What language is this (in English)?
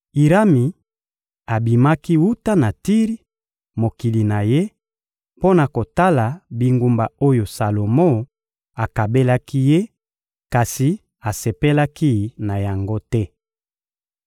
Lingala